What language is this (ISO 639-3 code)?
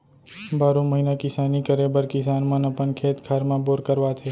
hne